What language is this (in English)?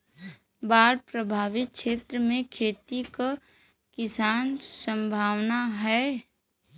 Bhojpuri